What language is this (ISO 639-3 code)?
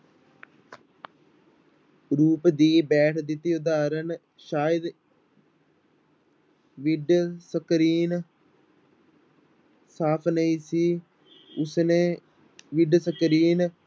pan